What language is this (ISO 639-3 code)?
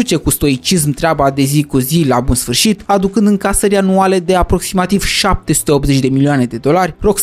ron